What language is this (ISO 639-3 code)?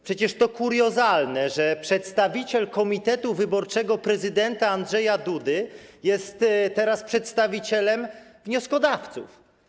pol